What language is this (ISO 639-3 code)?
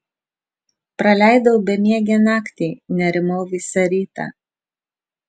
lit